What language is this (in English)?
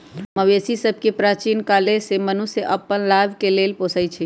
Magahi